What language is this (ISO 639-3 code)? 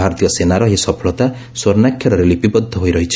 ori